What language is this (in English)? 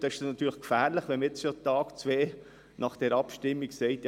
Swiss German